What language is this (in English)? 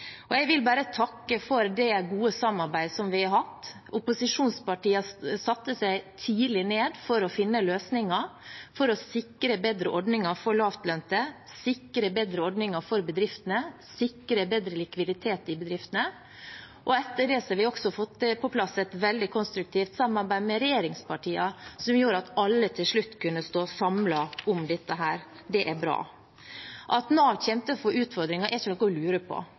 Norwegian Bokmål